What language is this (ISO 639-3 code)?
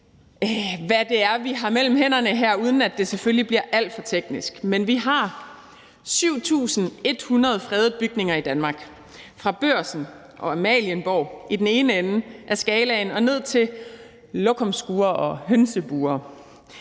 dan